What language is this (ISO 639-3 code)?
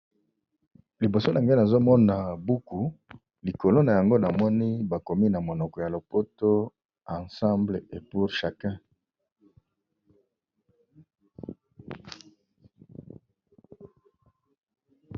lin